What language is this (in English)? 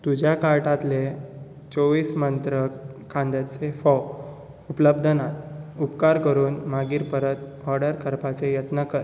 Konkani